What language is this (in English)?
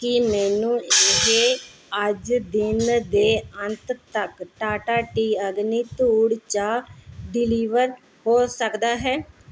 Punjabi